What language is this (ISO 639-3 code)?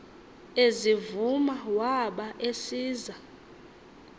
xho